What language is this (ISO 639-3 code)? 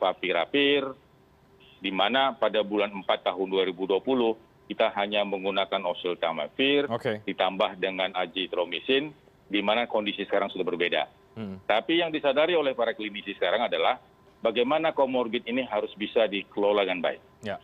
ind